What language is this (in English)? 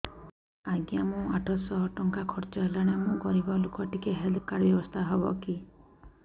Odia